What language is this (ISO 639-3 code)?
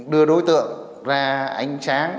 vie